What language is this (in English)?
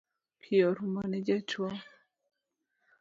Luo (Kenya and Tanzania)